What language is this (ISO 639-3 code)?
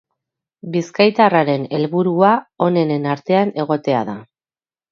eus